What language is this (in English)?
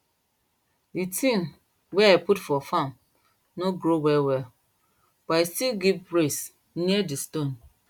Nigerian Pidgin